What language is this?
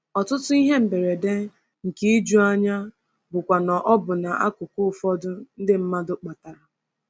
Igbo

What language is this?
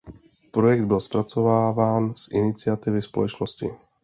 Czech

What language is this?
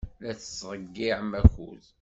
Kabyle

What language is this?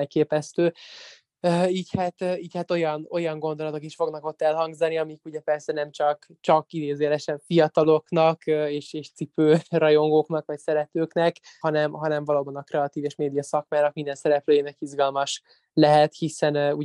Hungarian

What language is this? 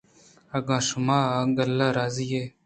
Eastern Balochi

